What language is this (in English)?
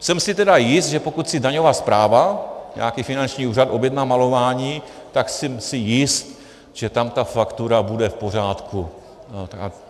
Czech